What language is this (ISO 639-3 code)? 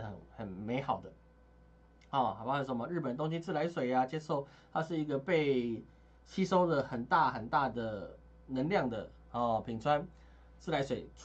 zho